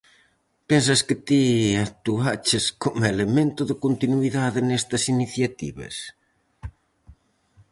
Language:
Galician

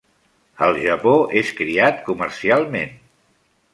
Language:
Catalan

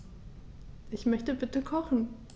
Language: German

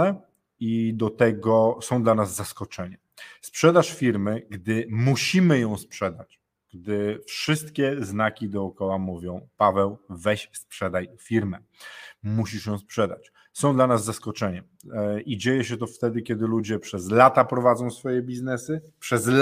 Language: Polish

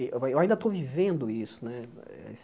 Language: Portuguese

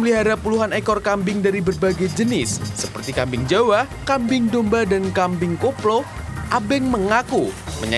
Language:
Indonesian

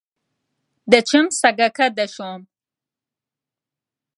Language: Central Kurdish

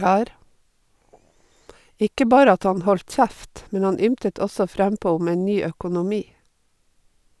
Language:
Norwegian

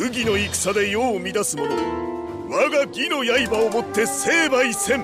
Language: Japanese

